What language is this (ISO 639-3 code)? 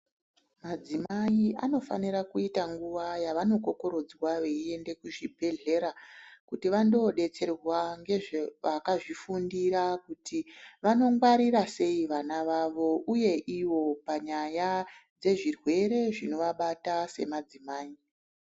ndc